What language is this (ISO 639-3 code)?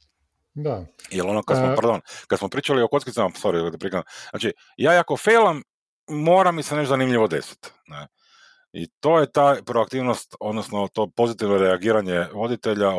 hrv